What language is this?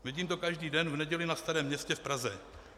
Czech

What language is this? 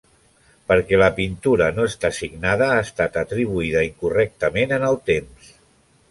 Catalan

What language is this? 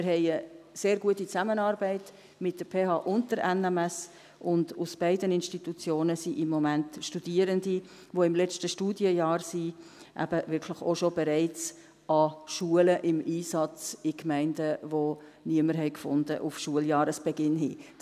Swiss German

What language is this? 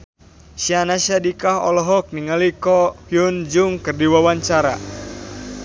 Sundanese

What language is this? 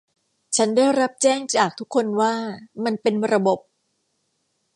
Thai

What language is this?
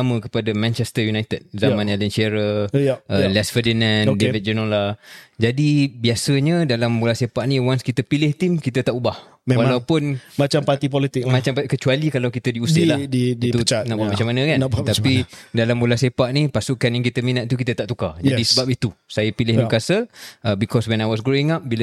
Malay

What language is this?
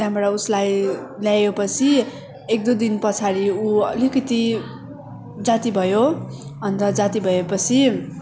Nepali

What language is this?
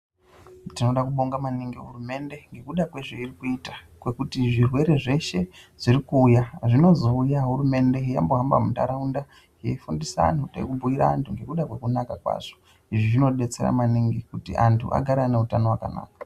Ndau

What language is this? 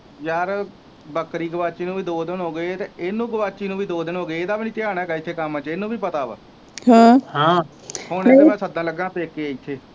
Punjabi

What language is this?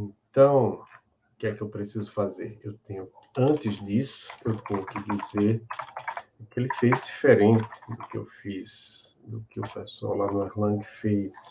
Portuguese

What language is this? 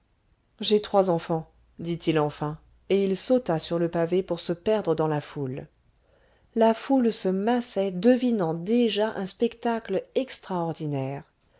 French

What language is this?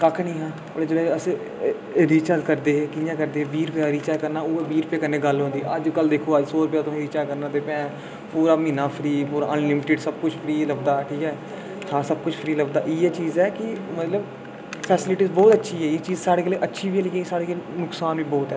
Dogri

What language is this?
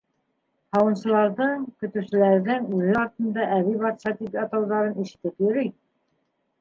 Bashkir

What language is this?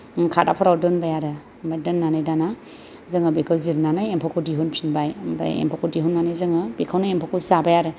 Bodo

